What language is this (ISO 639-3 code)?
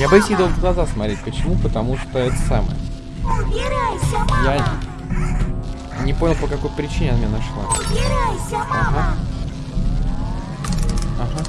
rus